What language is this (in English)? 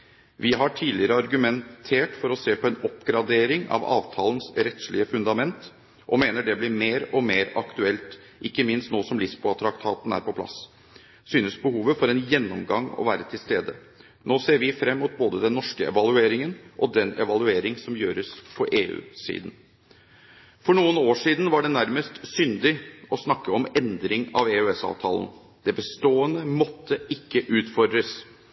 Norwegian Bokmål